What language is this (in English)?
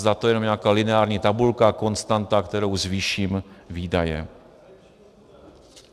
Czech